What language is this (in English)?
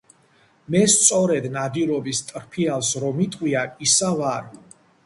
Georgian